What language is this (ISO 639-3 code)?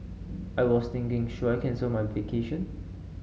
eng